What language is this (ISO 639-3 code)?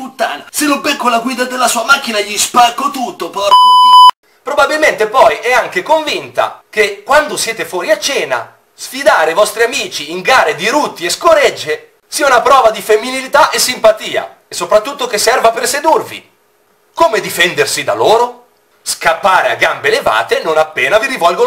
ita